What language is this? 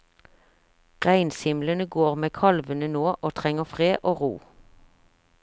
Norwegian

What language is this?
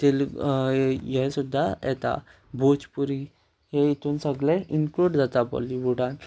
Konkani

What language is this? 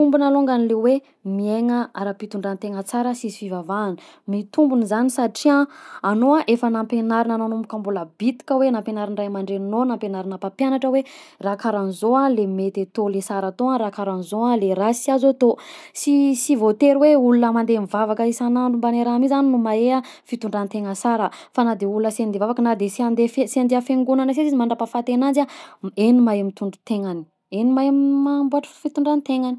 Southern Betsimisaraka Malagasy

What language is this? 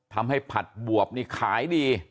Thai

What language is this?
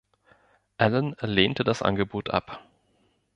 German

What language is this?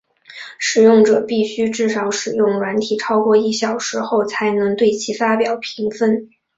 Chinese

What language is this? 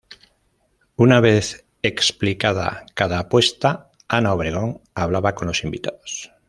Spanish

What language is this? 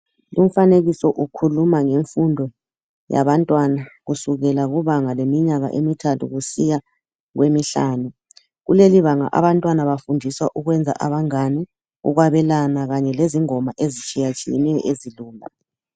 North Ndebele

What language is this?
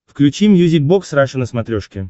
Russian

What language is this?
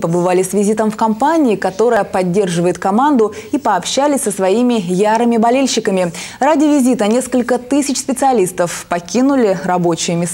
Russian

